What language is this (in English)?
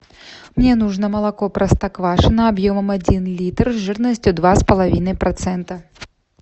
Russian